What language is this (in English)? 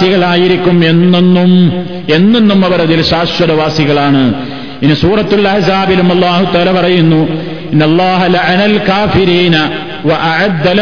Malayalam